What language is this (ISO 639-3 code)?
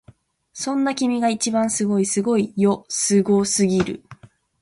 jpn